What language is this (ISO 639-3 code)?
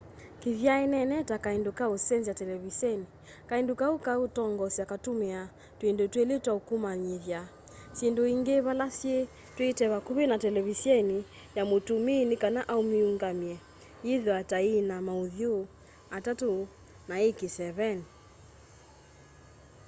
kam